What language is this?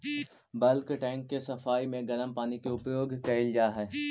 Magahi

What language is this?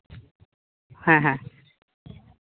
Santali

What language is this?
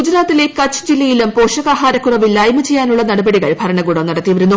Malayalam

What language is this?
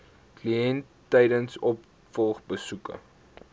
Afrikaans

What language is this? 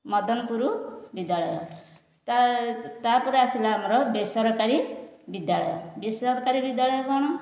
Odia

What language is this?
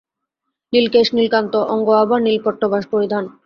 Bangla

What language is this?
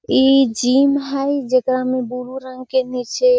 Magahi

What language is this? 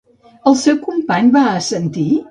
Catalan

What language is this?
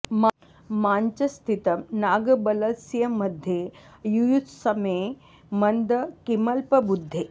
Sanskrit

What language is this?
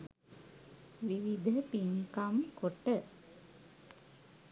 Sinhala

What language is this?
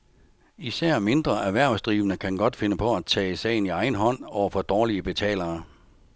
Danish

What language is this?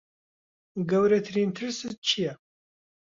Central Kurdish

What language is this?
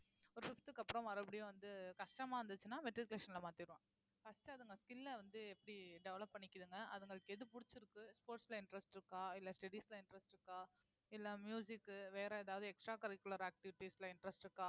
Tamil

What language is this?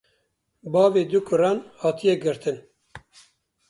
Kurdish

